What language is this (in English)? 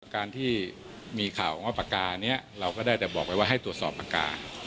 Thai